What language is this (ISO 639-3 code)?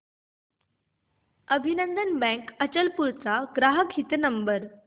mar